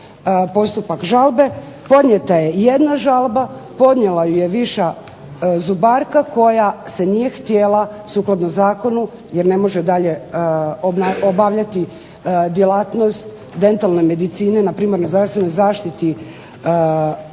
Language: Croatian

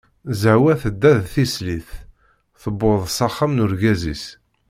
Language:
Kabyle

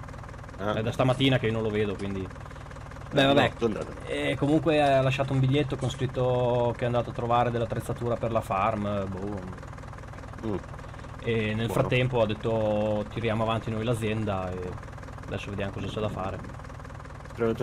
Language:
Italian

